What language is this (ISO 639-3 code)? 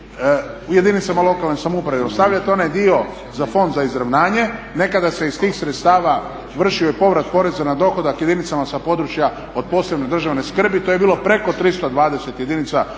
hrv